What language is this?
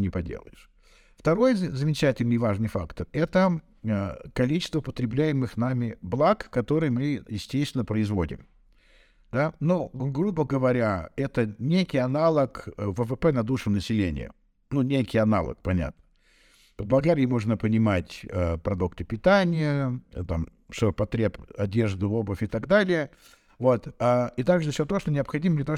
Russian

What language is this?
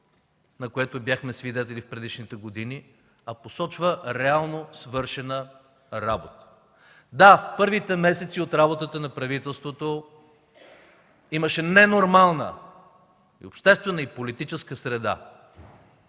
Bulgarian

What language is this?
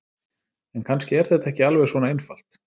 Icelandic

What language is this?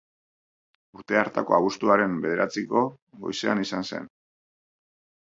Basque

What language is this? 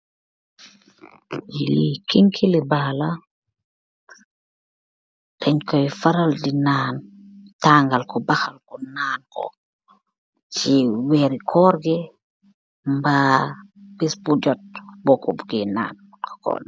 Wolof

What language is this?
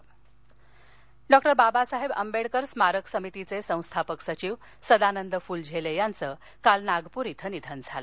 Marathi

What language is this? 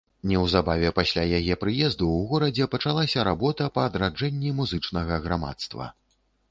Belarusian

